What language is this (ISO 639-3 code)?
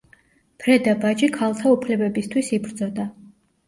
kat